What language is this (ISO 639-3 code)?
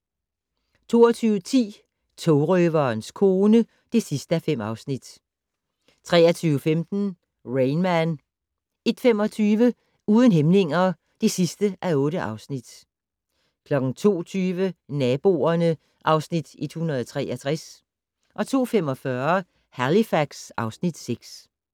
dan